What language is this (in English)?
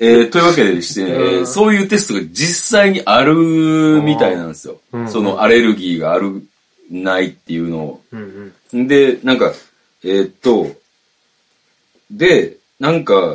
Japanese